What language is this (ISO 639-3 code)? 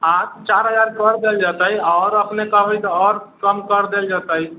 mai